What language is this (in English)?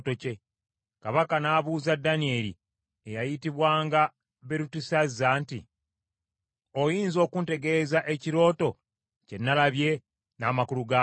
Ganda